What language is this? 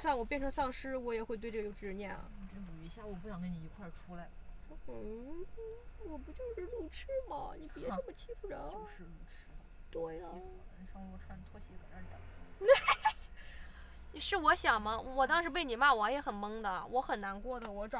Chinese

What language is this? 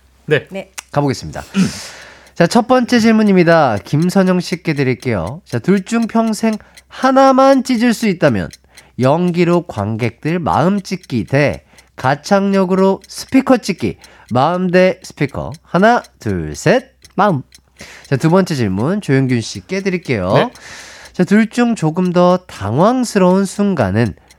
Korean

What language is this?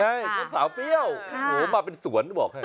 Thai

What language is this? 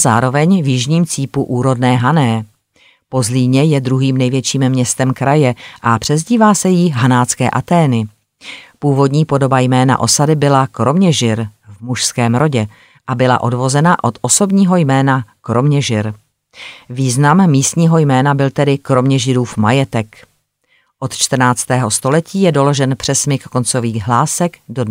Czech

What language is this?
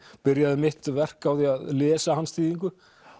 Icelandic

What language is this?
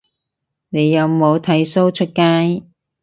Cantonese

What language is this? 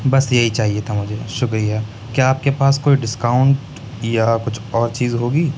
Urdu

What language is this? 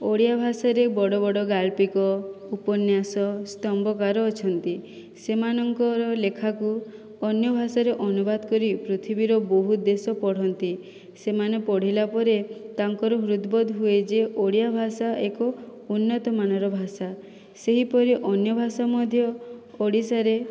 Odia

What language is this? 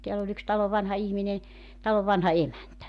Finnish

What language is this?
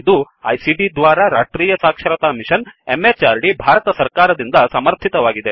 Kannada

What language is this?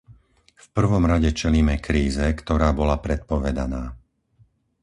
Slovak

